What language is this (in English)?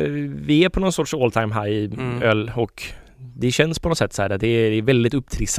Swedish